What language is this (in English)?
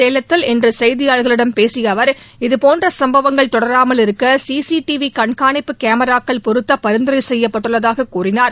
Tamil